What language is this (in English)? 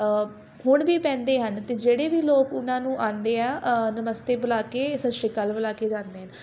Punjabi